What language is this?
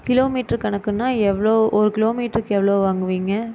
Tamil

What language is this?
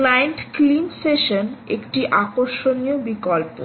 Bangla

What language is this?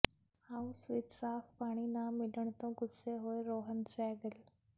Punjabi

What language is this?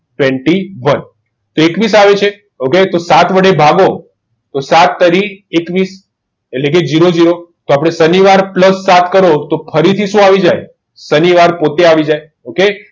Gujarati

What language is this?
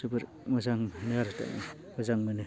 Bodo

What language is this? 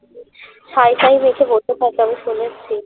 Bangla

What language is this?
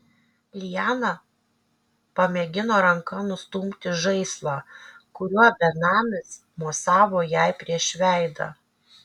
Lithuanian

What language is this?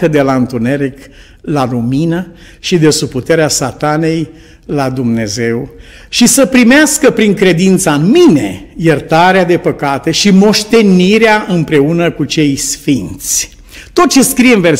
Romanian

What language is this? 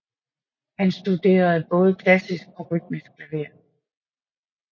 Danish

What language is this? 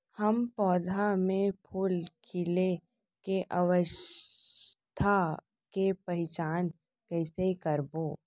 Chhattisgarhi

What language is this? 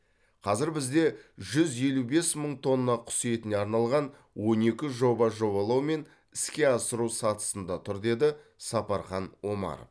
Kazakh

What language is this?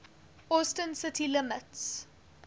English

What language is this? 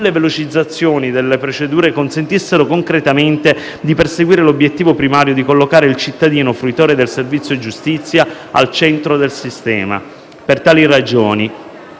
Italian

